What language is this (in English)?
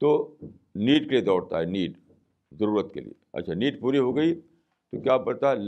Urdu